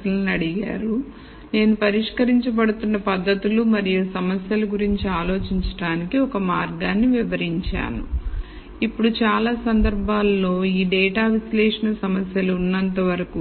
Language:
Telugu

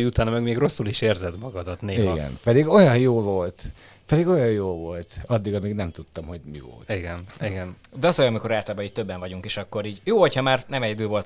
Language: Hungarian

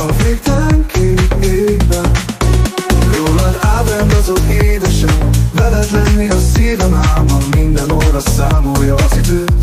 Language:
Hungarian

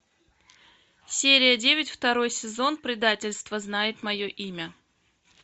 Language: Russian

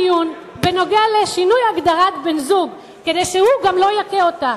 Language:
Hebrew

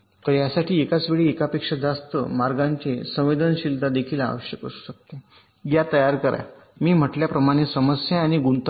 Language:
Marathi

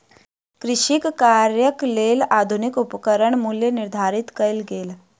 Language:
Maithili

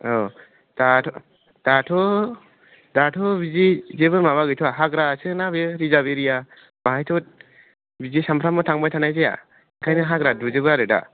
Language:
Bodo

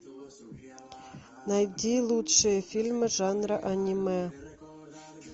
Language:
Russian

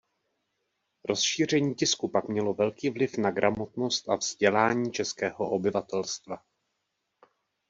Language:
Czech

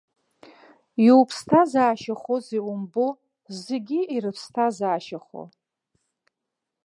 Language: Abkhazian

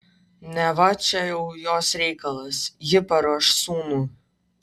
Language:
Lithuanian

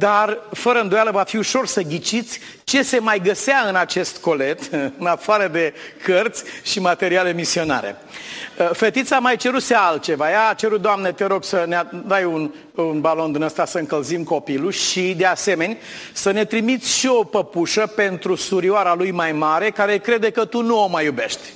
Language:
Romanian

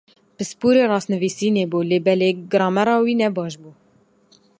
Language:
Kurdish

